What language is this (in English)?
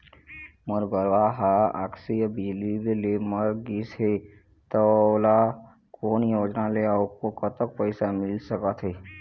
Chhattisgarhi